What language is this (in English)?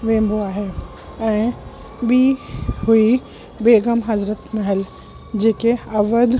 Sindhi